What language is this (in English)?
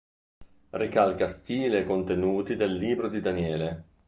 Italian